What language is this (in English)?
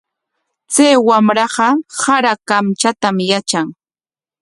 Corongo Ancash Quechua